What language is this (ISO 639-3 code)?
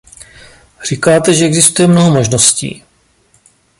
ces